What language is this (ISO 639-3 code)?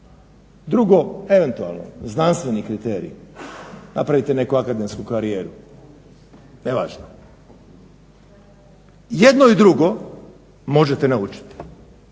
hrv